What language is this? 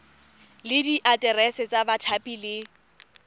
Tswana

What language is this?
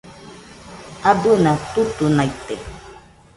Nüpode Huitoto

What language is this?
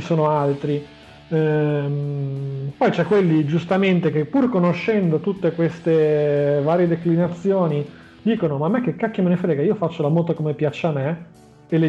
Italian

